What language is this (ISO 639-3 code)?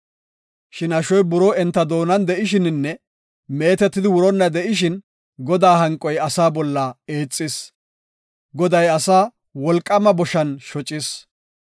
gof